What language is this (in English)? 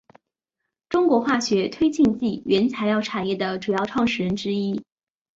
Chinese